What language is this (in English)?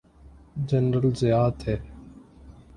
Urdu